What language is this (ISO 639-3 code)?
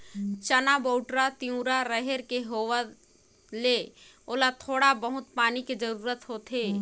hne